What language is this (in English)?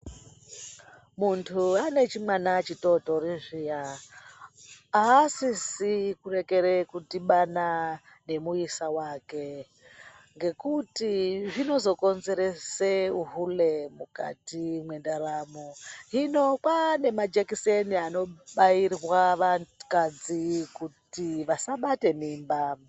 Ndau